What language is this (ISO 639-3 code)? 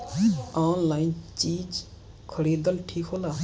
bho